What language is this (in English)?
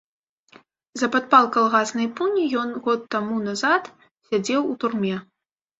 Belarusian